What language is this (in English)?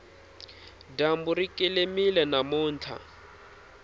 Tsonga